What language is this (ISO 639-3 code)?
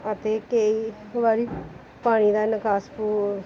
pan